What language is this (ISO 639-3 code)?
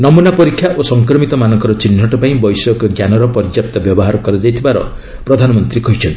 ori